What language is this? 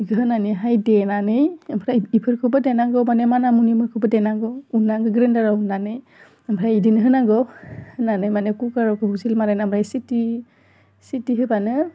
Bodo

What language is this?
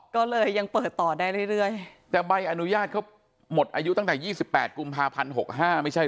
Thai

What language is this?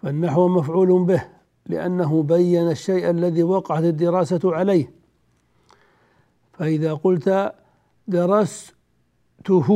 Arabic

